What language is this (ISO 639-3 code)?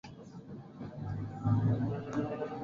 swa